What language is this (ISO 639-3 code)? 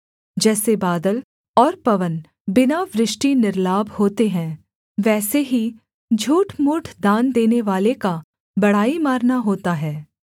hin